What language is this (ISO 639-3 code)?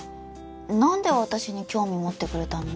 jpn